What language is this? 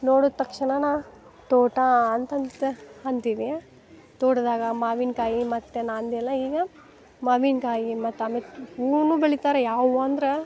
Kannada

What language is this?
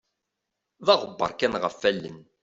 Kabyle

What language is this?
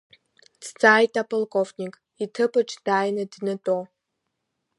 Abkhazian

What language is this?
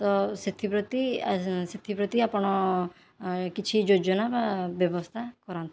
Odia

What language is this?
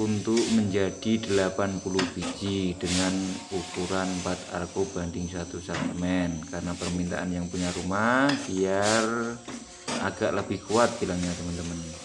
Indonesian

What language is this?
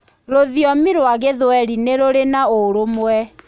Kikuyu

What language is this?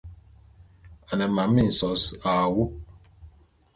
Bulu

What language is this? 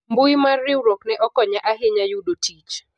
Luo (Kenya and Tanzania)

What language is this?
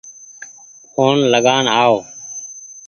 Goaria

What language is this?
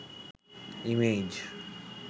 Bangla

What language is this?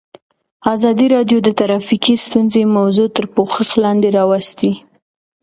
Pashto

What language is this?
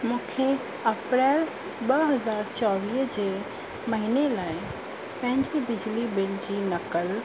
Sindhi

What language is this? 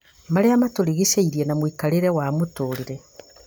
Kikuyu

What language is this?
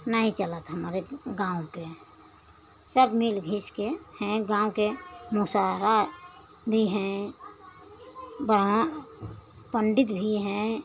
Hindi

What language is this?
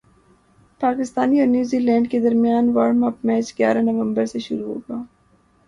Urdu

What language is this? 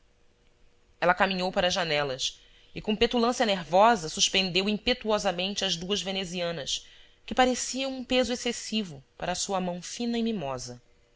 Portuguese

